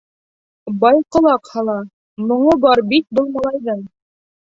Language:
Bashkir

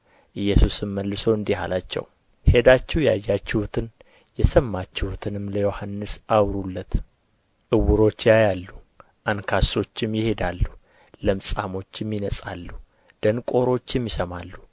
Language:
Amharic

